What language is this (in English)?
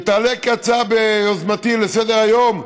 Hebrew